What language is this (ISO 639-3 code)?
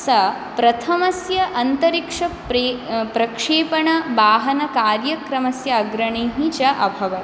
san